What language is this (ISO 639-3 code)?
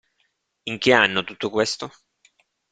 ita